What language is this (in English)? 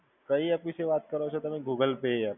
Gujarati